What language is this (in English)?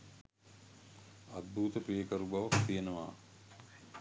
Sinhala